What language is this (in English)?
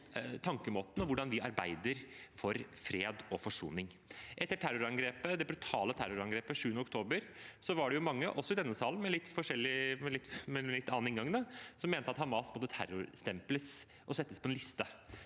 Norwegian